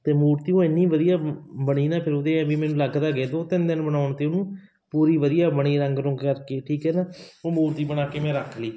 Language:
Punjabi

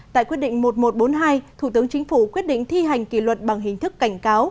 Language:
Vietnamese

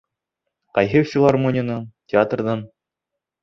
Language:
Bashkir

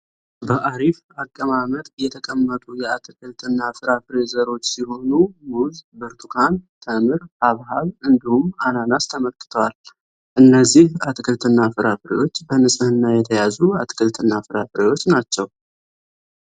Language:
Amharic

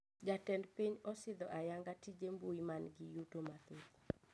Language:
Luo (Kenya and Tanzania)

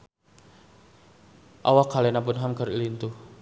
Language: Sundanese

